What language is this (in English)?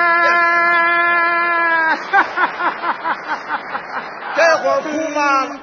Chinese